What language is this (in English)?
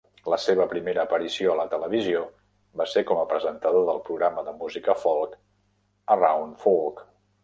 Catalan